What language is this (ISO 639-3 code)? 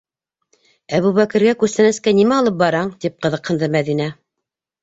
bak